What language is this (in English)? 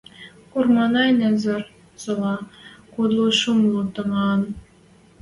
Western Mari